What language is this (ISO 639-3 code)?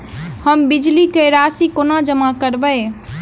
mai